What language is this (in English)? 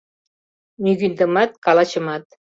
Mari